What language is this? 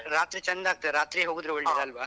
Kannada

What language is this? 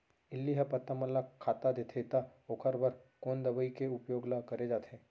Chhattisgarhi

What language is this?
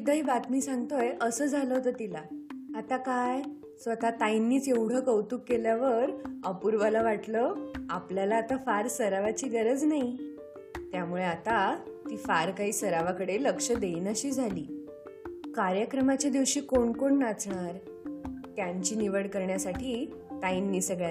Marathi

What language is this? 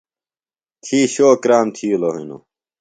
Phalura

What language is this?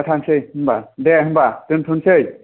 Bodo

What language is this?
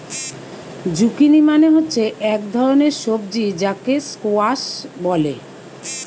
Bangla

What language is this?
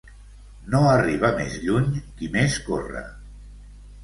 Catalan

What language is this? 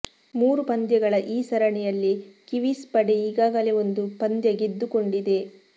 Kannada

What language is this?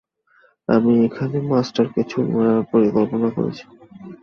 Bangla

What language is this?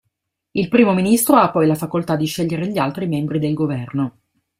Italian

